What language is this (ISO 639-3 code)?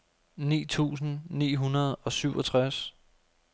dan